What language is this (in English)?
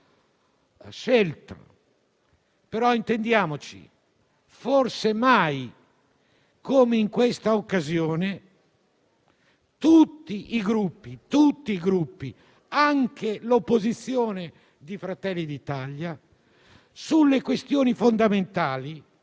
Italian